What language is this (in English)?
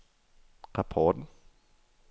Danish